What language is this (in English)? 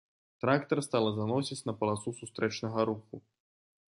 Belarusian